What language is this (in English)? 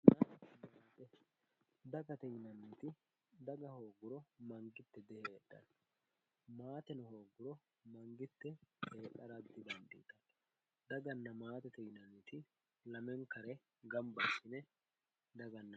Sidamo